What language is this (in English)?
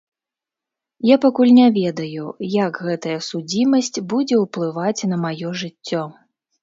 Belarusian